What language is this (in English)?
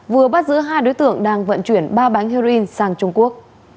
Vietnamese